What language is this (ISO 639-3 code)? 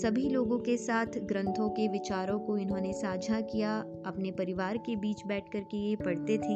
hin